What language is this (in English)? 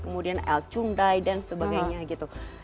Indonesian